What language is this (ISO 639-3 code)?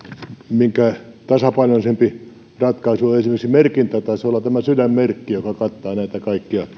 fin